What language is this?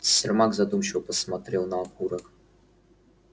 Russian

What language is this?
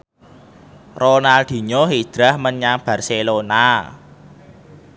Javanese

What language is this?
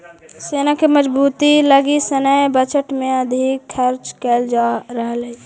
Magahi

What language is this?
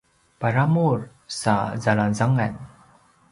Paiwan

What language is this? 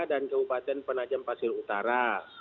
Indonesian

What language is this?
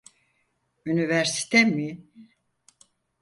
Turkish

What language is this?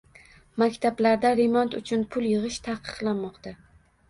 Uzbek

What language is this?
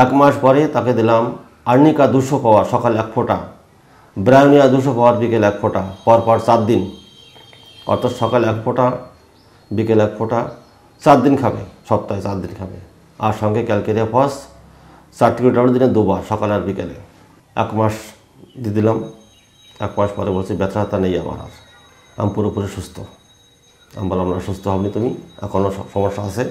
Bangla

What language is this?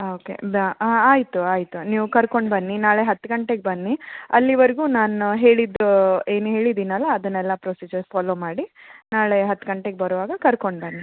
Kannada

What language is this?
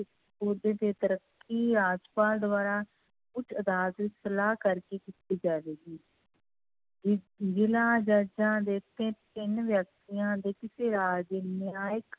Punjabi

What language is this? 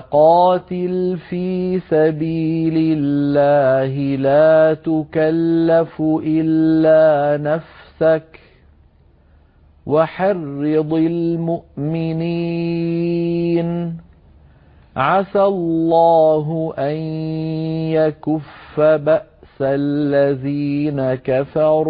Arabic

